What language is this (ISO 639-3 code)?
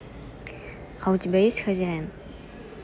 rus